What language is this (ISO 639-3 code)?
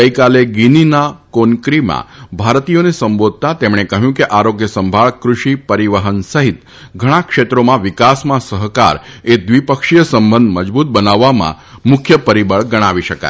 guj